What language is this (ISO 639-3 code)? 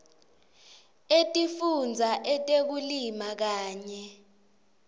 ssw